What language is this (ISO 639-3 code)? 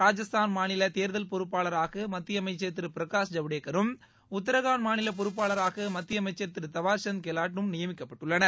tam